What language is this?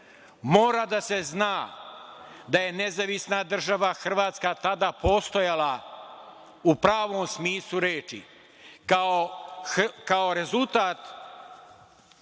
Serbian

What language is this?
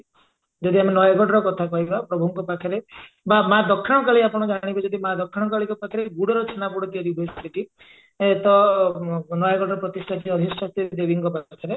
Odia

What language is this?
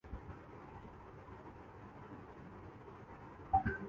Urdu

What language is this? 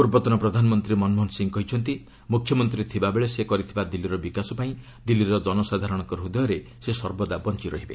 Odia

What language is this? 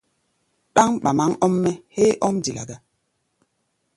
Gbaya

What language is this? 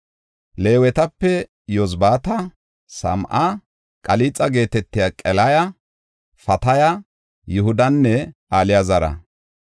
Gofa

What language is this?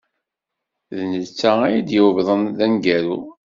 Kabyle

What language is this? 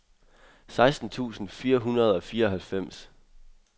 Danish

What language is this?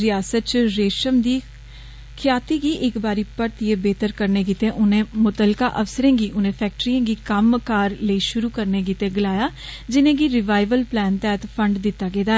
Dogri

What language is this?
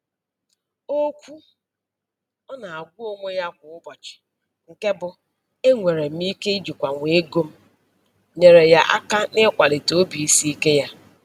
Igbo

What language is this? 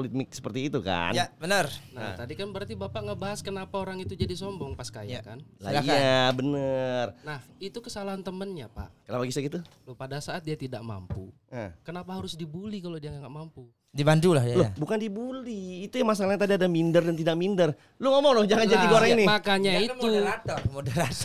Indonesian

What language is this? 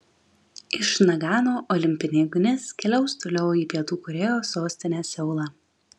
Lithuanian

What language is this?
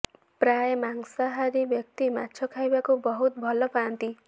Odia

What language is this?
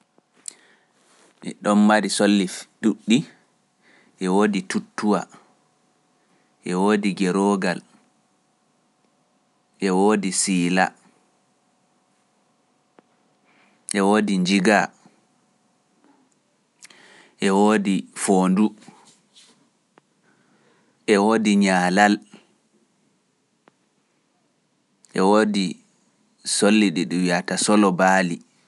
Pular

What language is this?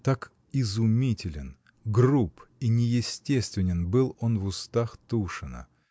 Russian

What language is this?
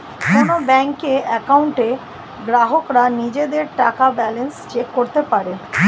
Bangla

